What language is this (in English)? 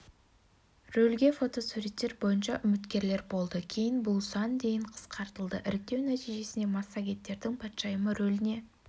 Kazakh